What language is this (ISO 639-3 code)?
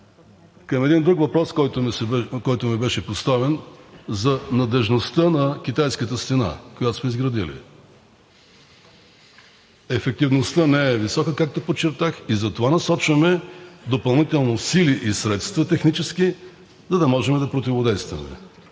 bul